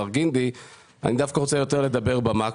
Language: Hebrew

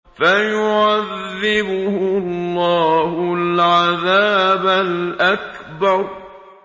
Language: Arabic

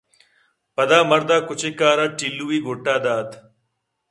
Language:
Eastern Balochi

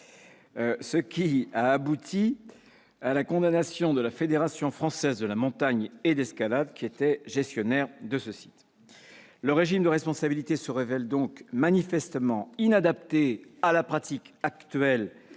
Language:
French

